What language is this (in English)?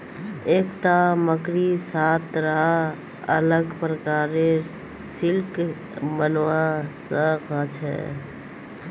Magahi